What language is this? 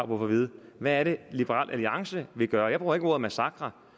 Danish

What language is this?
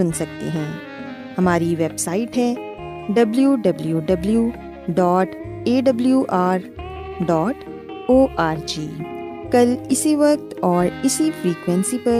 Urdu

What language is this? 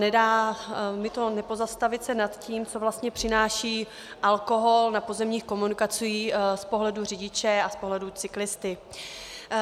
Czech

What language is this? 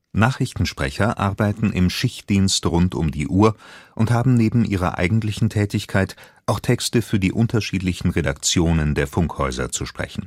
German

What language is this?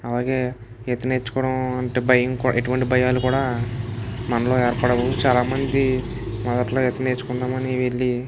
Telugu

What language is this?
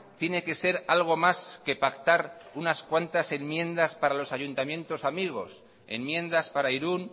Spanish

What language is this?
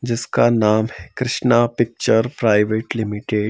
Hindi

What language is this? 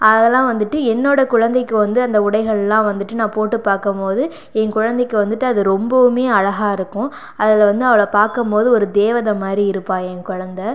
Tamil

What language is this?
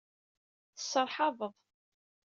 Kabyle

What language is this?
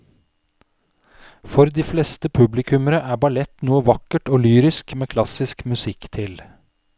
Norwegian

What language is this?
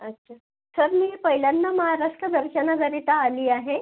Marathi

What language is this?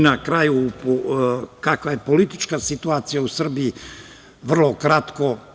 Serbian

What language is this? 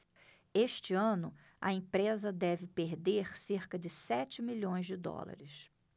Portuguese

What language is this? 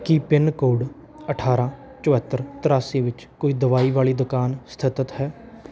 Punjabi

